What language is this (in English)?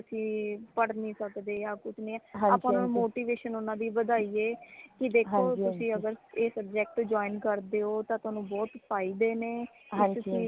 Punjabi